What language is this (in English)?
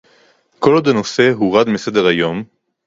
Hebrew